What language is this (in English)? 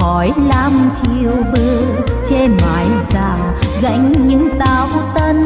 Vietnamese